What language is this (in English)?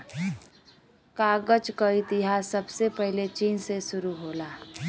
Bhojpuri